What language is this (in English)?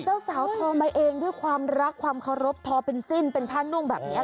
Thai